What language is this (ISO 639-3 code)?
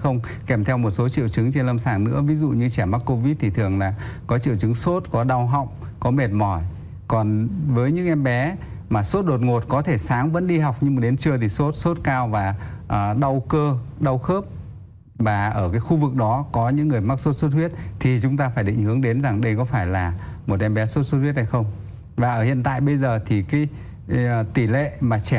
vie